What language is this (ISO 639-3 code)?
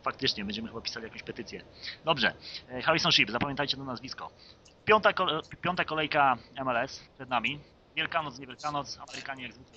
pol